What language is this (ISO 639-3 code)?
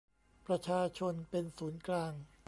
tha